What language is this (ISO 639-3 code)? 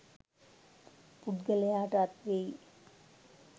sin